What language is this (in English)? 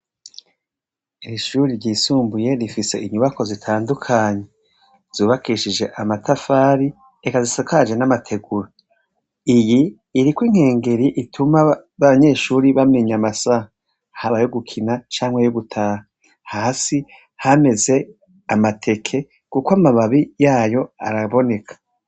Rundi